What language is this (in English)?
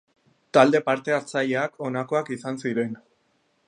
Basque